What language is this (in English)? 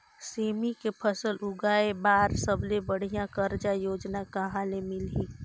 Chhattisgarhi